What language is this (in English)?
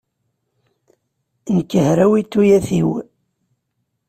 Kabyle